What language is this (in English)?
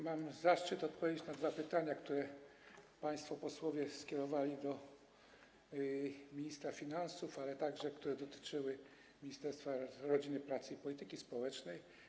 Polish